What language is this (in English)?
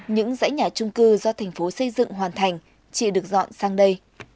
Vietnamese